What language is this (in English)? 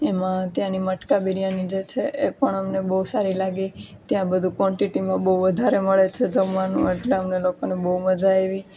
Gujarati